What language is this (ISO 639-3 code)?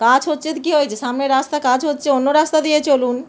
ben